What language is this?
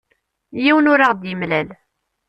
Kabyle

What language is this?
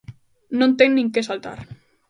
Galician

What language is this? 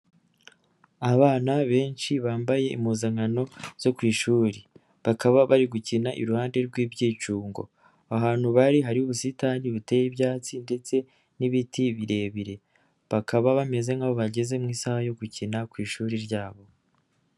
Kinyarwanda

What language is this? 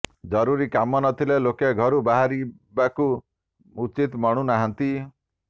Odia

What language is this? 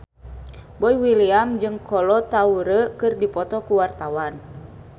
Sundanese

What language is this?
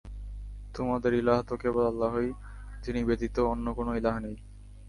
Bangla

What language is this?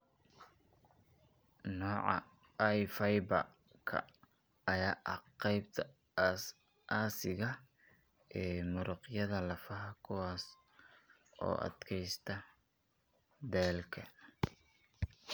Somali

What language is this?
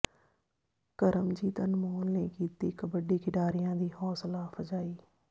Punjabi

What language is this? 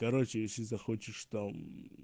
Russian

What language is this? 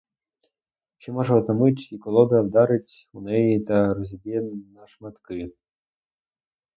Ukrainian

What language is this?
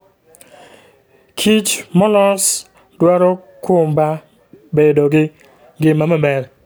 Luo (Kenya and Tanzania)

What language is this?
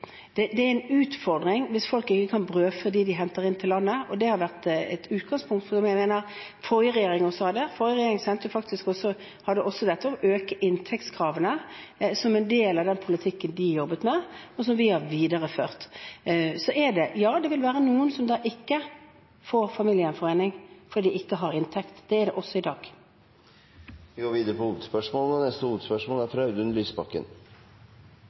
Norwegian Bokmål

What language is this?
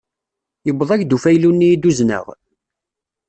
Kabyle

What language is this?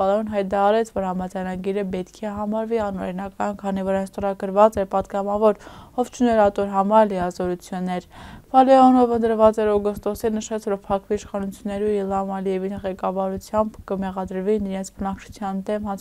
Romanian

